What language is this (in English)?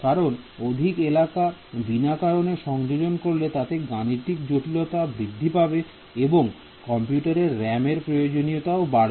Bangla